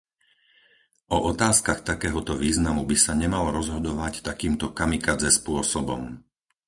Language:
Slovak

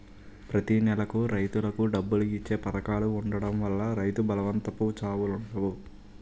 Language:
Telugu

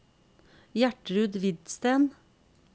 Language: Norwegian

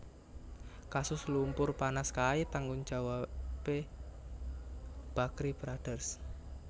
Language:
Javanese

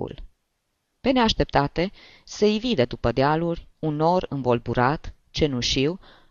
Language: Romanian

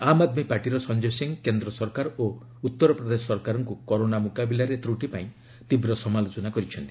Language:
Odia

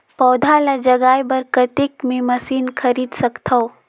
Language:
Chhattisgarhi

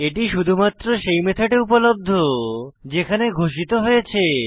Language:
Bangla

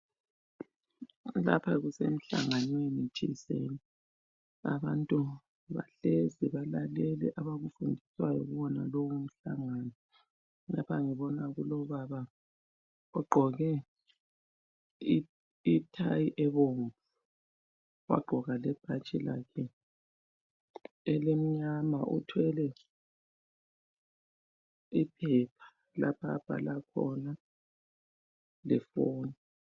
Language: North Ndebele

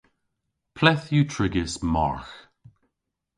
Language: Cornish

